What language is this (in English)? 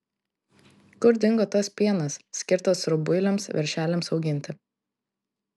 Lithuanian